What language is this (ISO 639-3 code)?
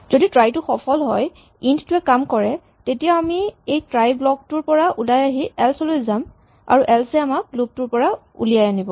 asm